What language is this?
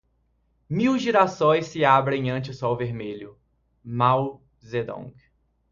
Portuguese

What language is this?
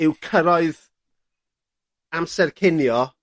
Welsh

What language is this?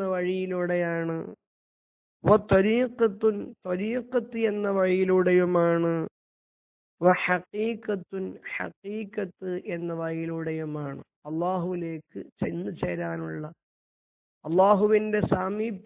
Arabic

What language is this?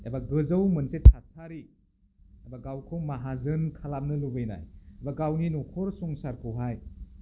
Bodo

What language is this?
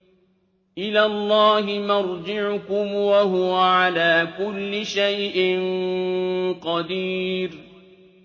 Arabic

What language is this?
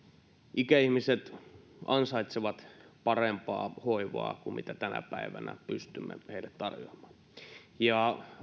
Finnish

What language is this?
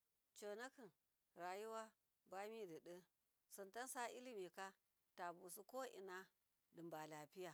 Miya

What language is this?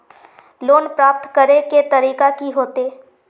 Magahi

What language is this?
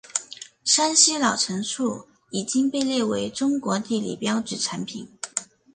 Chinese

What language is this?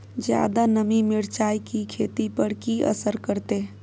Maithili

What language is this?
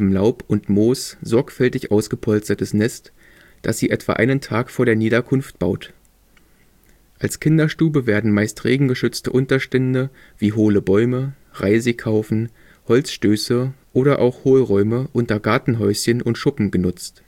German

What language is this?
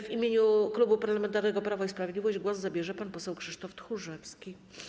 Polish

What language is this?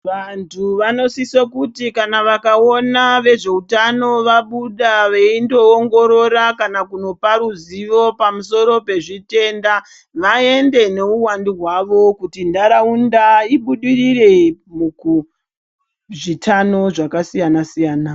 Ndau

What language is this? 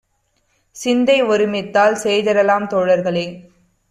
Tamil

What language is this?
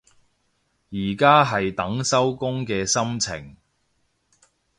Cantonese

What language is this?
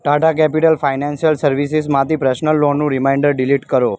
Gujarati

